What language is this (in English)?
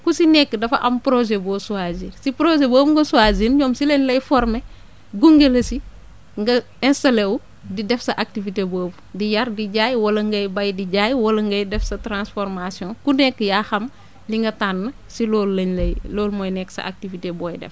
Wolof